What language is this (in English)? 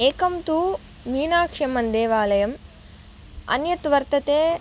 Sanskrit